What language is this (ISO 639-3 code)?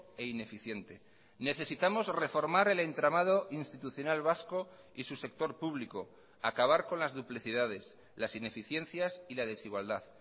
spa